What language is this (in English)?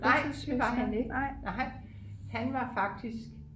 Danish